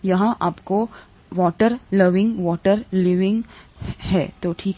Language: Hindi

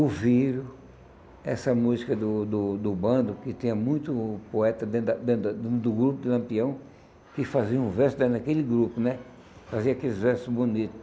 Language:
Portuguese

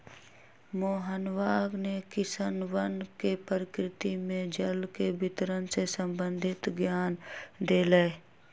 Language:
Magahi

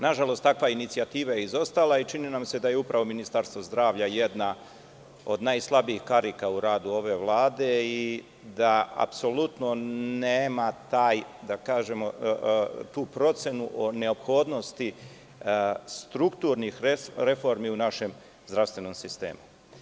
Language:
Serbian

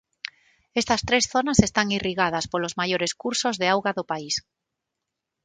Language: Galician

